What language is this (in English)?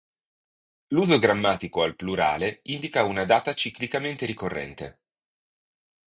Italian